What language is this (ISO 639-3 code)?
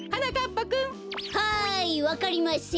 jpn